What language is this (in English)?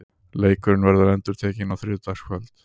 Icelandic